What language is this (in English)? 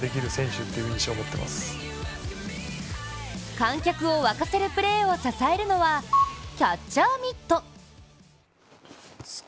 Japanese